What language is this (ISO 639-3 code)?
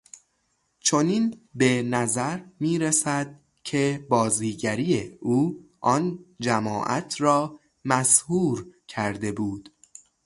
fas